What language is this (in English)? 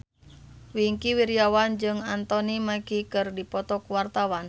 Sundanese